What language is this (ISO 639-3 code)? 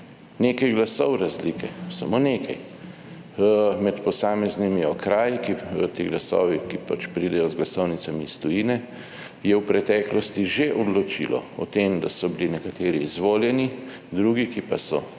slv